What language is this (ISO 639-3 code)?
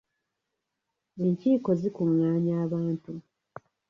lug